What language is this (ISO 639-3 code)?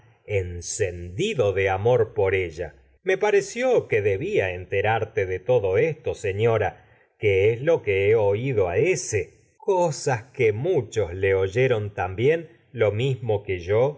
spa